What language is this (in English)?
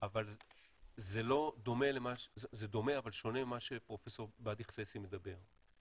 Hebrew